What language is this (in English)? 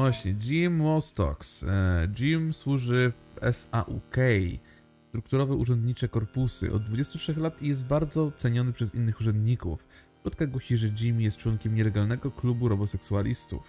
Polish